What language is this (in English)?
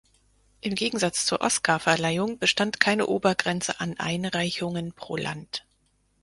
German